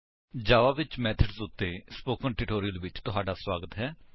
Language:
Punjabi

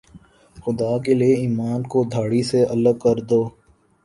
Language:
Urdu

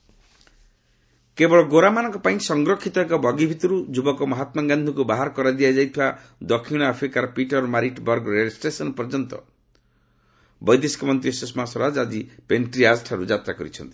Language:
Odia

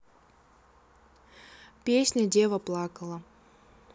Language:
Russian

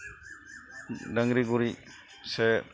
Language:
Santali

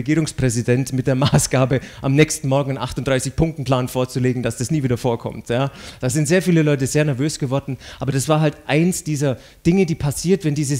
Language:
German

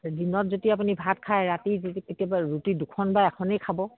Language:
Assamese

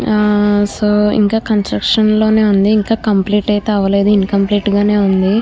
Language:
Telugu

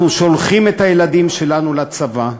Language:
Hebrew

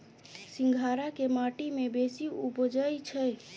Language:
Maithili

